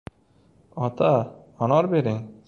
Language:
Uzbek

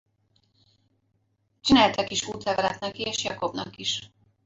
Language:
Hungarian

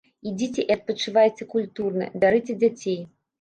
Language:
Belarusian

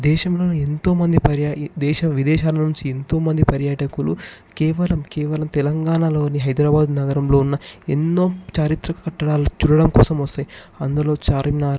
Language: Telugu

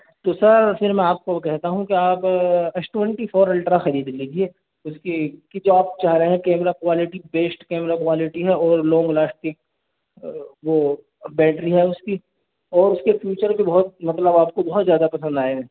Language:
Urdu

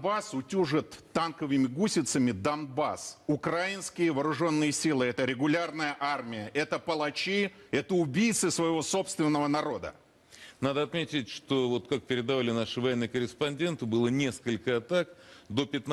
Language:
Russian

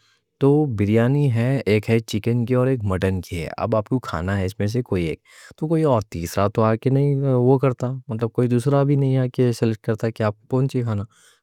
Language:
Deccan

